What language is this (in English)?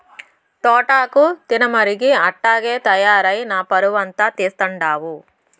Telugu